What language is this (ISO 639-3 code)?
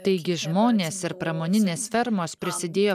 lit